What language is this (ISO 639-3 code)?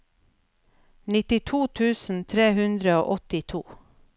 nor